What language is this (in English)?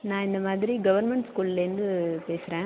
Tamil